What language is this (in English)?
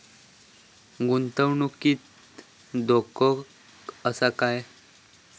Marathi